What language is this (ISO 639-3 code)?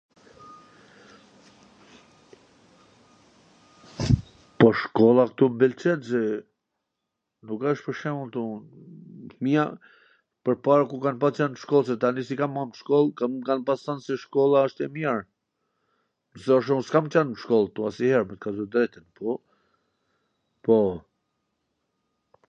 aln